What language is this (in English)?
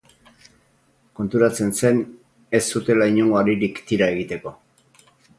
Basque